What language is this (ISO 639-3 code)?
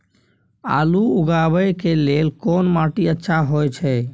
mai